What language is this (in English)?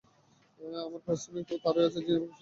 Bangla